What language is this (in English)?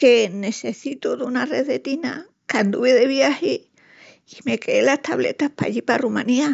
Extremaduran